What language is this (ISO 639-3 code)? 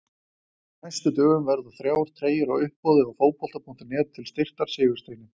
isl